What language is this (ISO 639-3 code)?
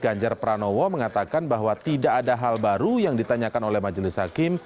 ind